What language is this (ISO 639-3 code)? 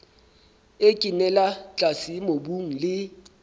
sot